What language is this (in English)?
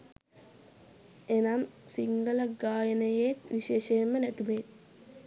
Sinhala